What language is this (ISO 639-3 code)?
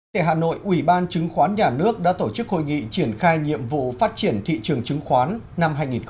vie